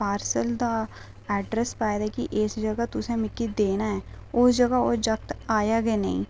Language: Dogri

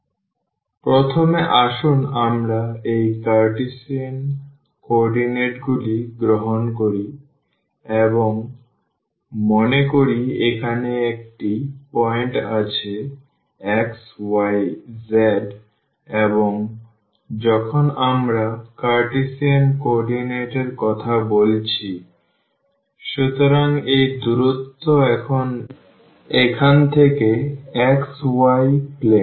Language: Bangla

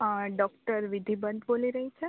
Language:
Gujarati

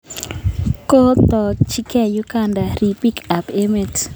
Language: Kalenjin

